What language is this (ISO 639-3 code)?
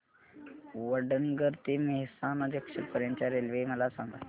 mar